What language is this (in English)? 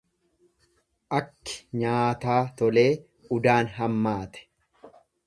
Oromo